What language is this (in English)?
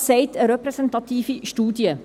Swiss German